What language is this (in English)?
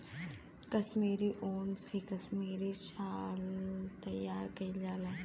Bhojpuri